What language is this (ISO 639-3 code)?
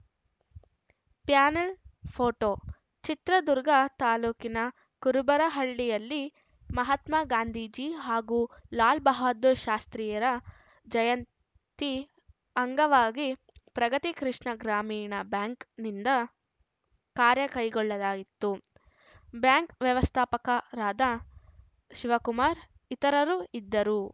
kan